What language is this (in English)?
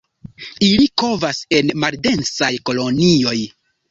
Esperanto